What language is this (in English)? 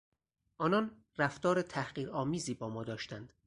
Persian